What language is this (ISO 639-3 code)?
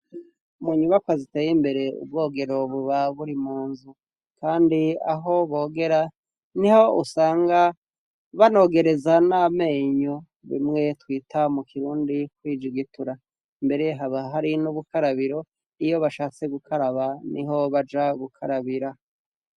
run